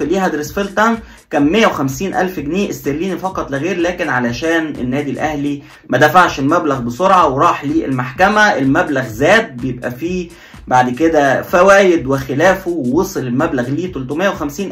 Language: Arabic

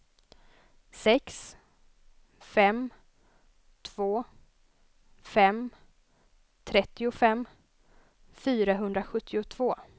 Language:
Swedish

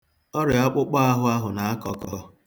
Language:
Igbo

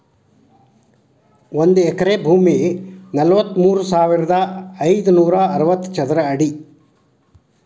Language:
Kannada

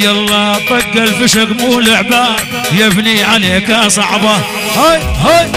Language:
Arabic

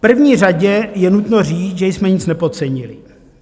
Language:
Czech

